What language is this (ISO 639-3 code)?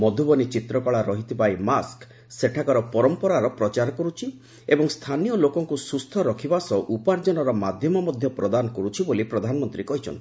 ori